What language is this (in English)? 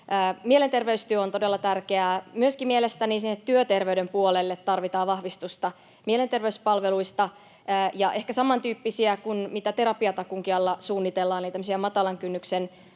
Finnish